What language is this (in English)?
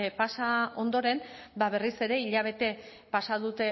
Basque